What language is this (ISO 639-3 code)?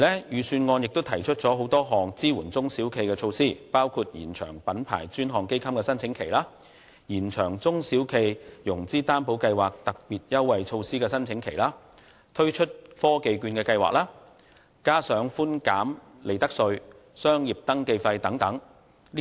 yue